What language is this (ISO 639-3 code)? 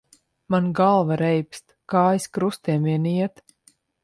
lav